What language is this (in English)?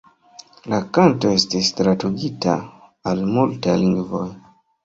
Esperanto